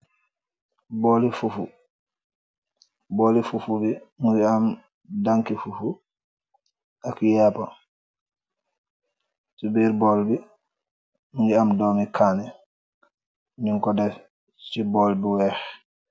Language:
Wolof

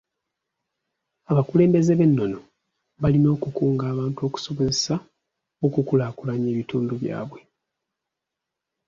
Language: Ganda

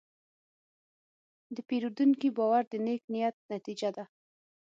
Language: Pashto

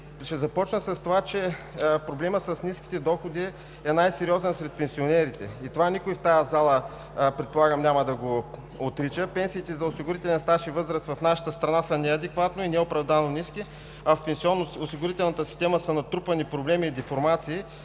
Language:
Bulgarian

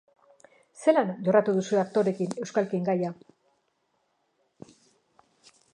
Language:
Basque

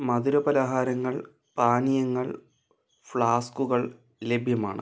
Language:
Malayalam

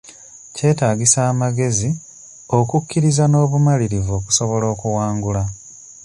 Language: Ganda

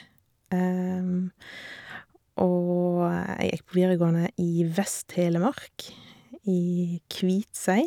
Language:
Norwegian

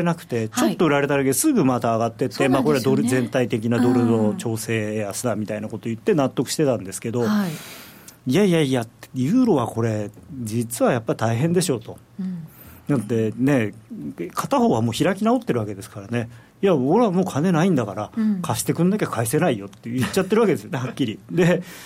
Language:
Japanese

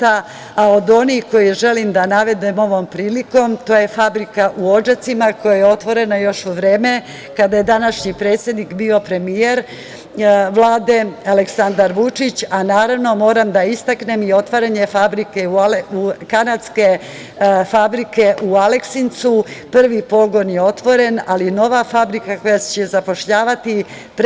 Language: Serbian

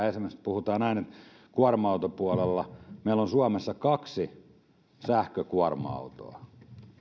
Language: Finnish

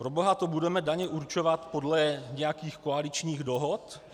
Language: Czech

